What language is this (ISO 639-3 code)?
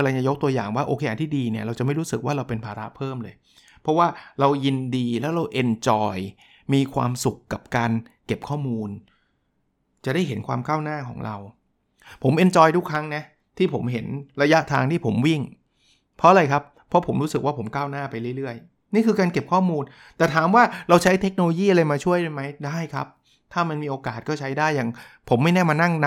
tha